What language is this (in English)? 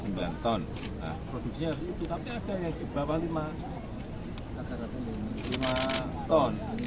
Indonesian